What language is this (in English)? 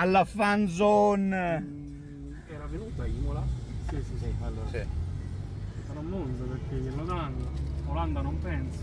Italian